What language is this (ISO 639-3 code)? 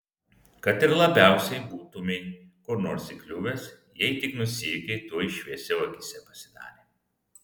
lit